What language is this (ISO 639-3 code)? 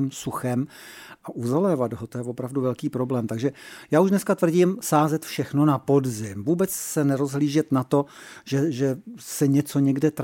ces